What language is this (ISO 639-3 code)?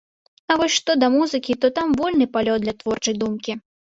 bel